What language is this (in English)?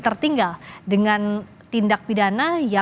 Indonesian